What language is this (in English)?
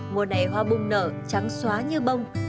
Vietnamese